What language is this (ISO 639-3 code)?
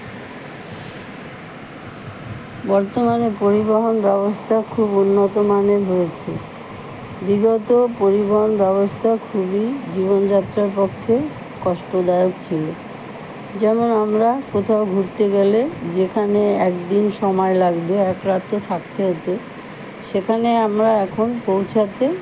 ben